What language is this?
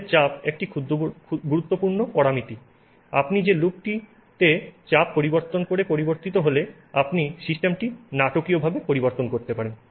Bangla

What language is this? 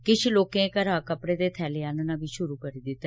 Dogri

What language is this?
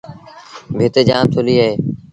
Sindhi Bhil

